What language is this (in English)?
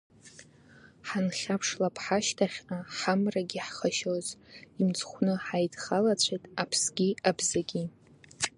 Abkhazian